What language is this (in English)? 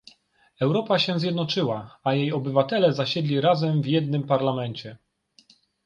Polish